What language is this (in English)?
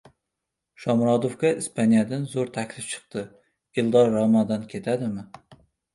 Uzbek